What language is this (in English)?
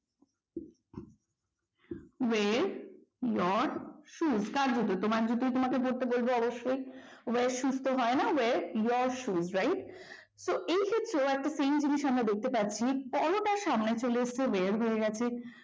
Bangla